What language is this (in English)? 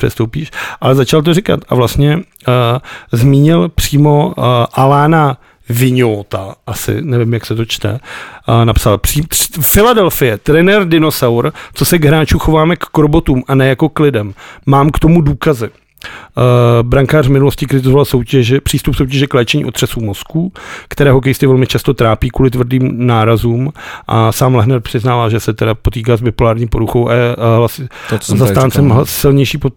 Czech